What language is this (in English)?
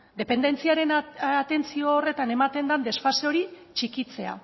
Basque